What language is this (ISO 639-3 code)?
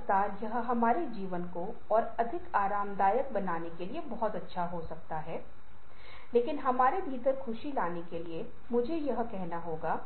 hin